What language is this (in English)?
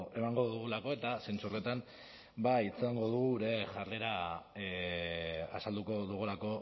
Basque